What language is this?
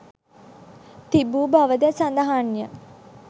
Sinhala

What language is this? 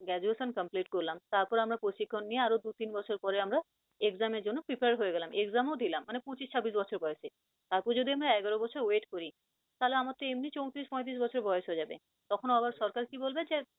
Bangla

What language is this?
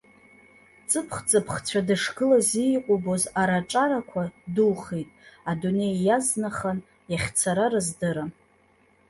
Abkhazian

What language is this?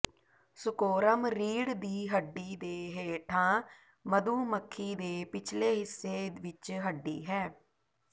Punjabi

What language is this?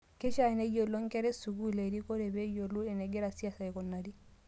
Masai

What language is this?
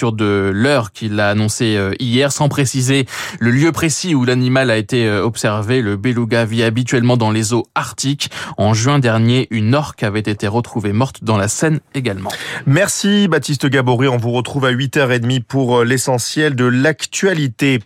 French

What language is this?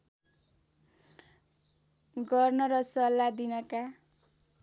Nepali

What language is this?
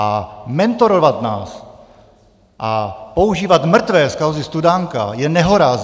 Czech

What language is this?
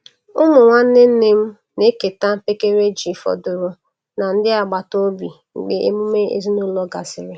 Igbo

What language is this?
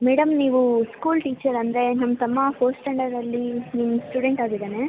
Kannada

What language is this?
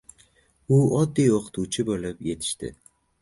Uzbek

